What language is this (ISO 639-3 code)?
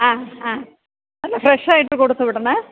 mal